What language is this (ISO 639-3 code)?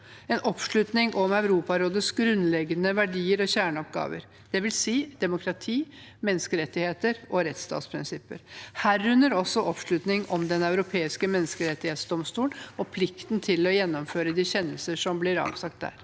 nor